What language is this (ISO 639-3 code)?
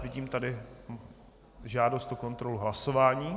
ces